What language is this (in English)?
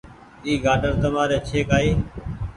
Goaria